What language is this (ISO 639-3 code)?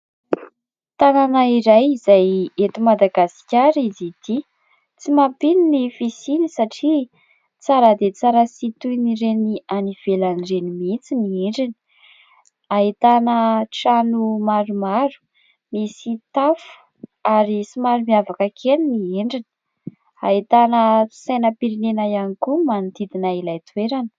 mlg